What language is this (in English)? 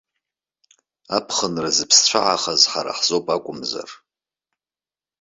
Abkhazian